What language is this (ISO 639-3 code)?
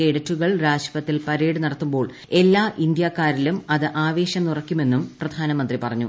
mal